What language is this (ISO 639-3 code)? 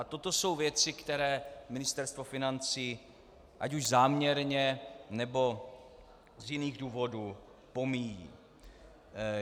ces